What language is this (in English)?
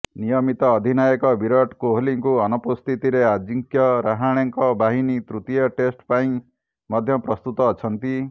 Odia